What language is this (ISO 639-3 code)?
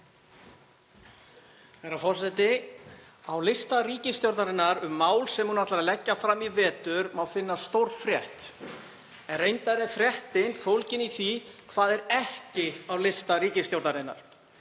isl